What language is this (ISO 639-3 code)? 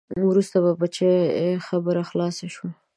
pus